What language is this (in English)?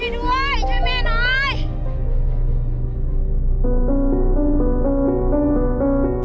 Thai